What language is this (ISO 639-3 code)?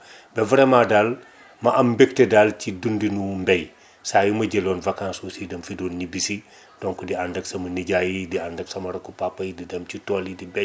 wol